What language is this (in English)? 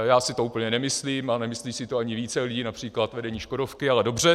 Czech